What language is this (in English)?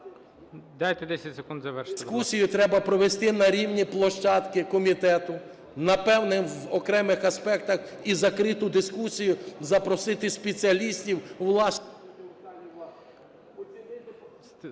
Ukrainian